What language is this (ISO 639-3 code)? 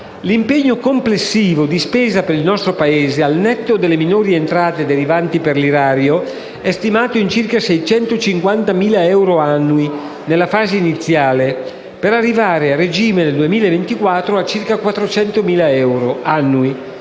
ita